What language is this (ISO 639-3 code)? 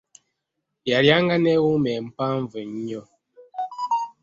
lug